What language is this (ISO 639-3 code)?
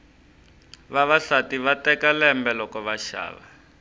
tso